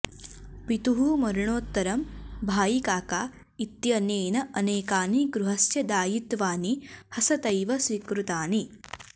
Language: Sanskrit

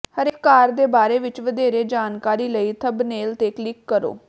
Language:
Punjabi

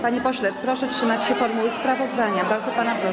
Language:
Polish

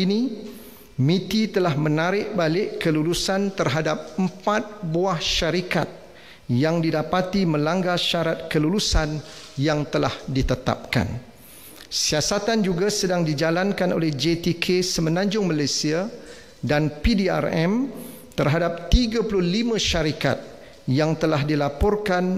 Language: Malay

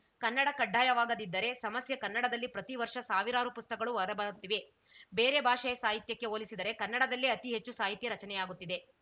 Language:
Kannada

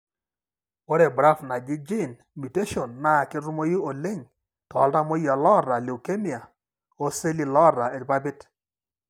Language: Masai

